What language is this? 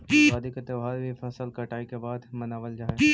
Magahi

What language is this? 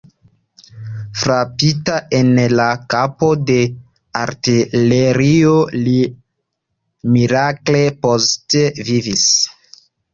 Esperanto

